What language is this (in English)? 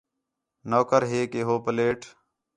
Khetrani